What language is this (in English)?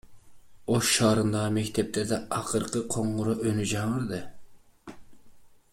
Kyrgyz